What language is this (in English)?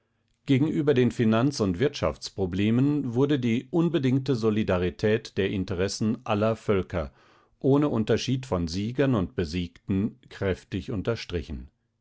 German